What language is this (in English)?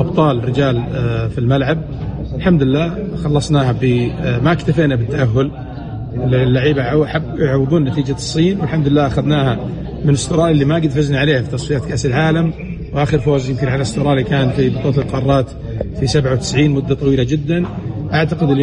Arabic